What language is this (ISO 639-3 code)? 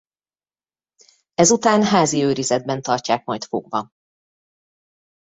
hun